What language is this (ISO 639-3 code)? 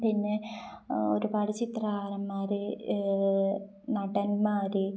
mal